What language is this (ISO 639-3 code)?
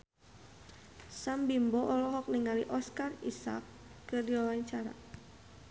sun